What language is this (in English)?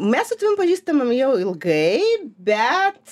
Lithuanian